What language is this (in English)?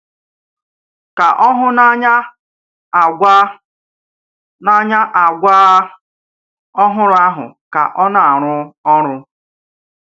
Igbo